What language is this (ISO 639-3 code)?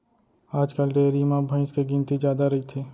hne